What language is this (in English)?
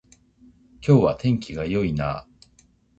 Japanese